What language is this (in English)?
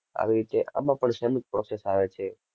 Gujarati